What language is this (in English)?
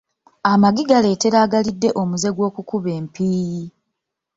Ganda